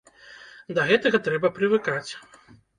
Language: Belarusian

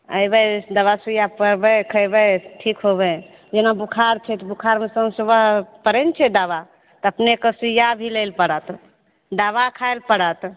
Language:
Maithili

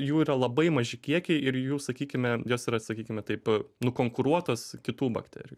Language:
Lithuanian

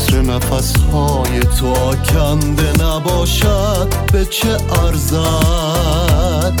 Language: Persian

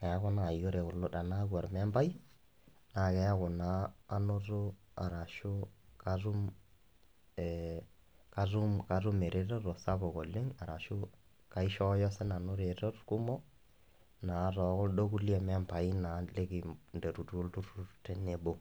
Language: Masai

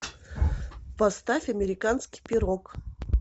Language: Russian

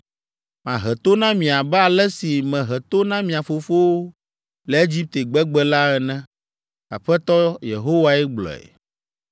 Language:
Ewe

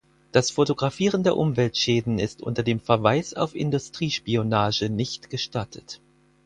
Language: German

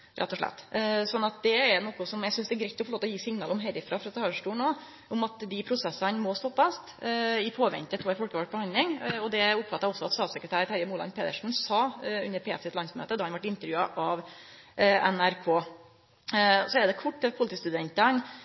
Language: Norwegian Nynorsk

